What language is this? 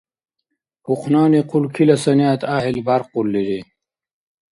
Dargwa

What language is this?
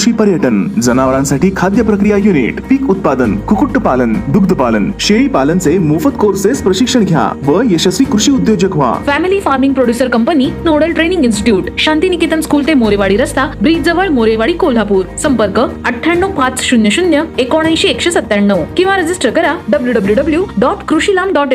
Marathi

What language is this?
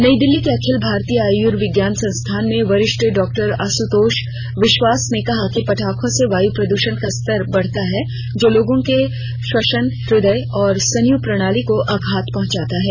Hindi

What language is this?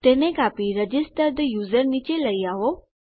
Gujarati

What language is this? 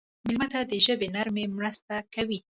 Pashto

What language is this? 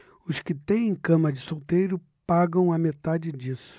Portuguese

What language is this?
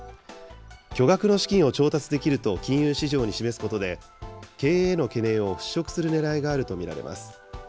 Japanese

